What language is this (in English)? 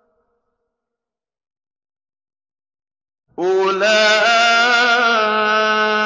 Arabic